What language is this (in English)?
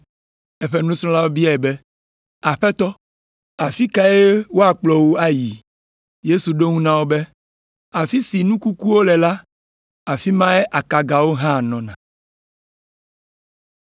Ewe